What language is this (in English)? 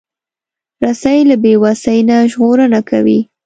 Pashto